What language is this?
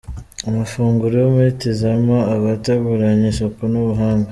Kinyarwanda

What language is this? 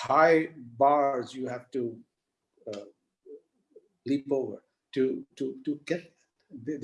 English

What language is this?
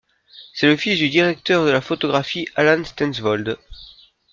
French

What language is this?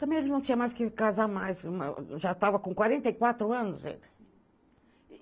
Portuguese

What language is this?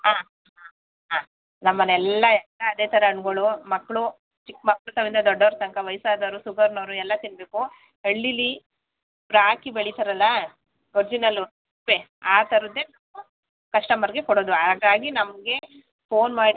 Kannada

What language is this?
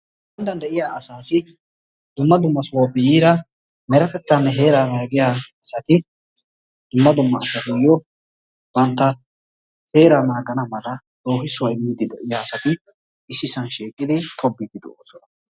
Wolaytta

